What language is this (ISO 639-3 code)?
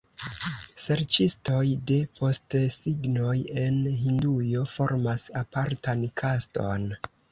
epo